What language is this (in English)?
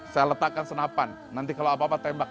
Indonesian